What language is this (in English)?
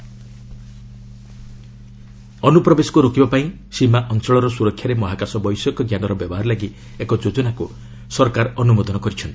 Odia